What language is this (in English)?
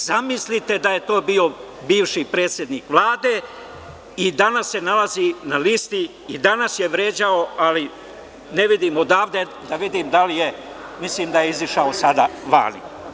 Serbian